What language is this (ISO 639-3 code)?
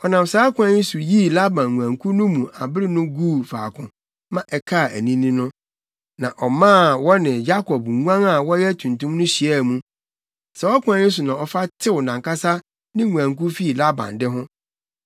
aka